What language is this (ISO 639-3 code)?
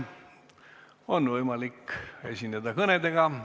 est